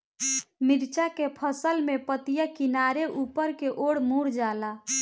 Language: Bhojpuri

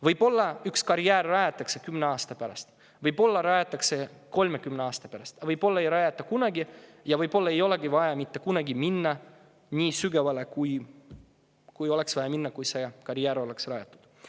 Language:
Estonian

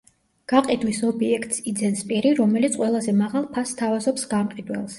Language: Georgian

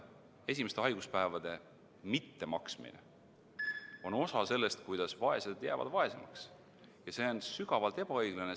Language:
Estonian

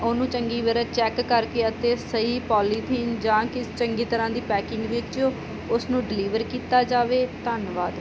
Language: Punjabi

